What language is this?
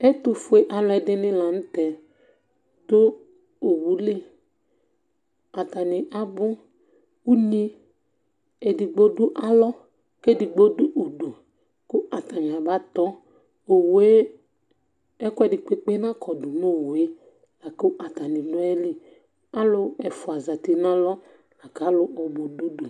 Ikposo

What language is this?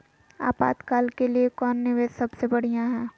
Magahi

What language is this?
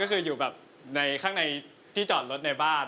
Thai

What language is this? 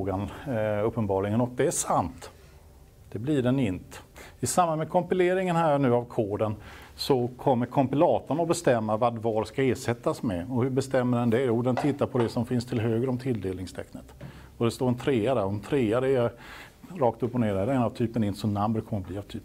Swedish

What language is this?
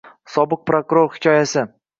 Uzbek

